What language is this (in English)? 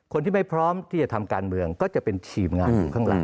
Thai